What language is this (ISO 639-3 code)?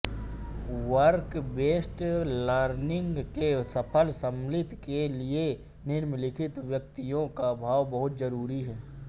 hin